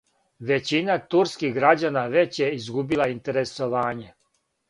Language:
Serbian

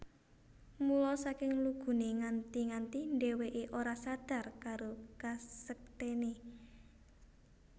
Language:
Javanese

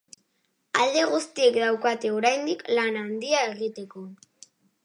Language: Basque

